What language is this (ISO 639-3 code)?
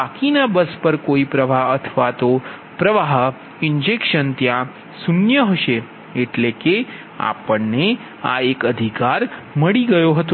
guj